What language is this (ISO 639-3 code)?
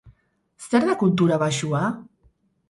eus